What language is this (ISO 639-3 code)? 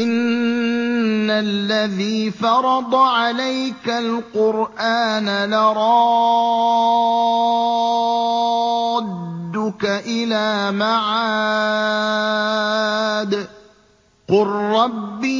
ara